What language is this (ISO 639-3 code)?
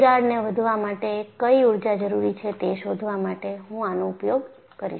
guj